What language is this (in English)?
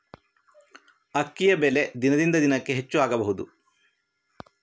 Kannada